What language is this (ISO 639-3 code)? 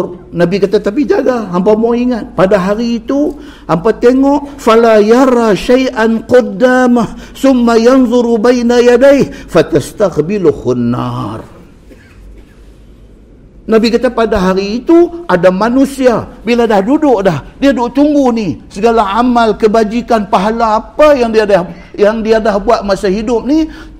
msa